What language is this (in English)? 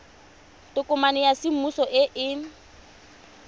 Tswana